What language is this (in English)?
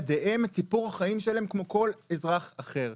Hebrew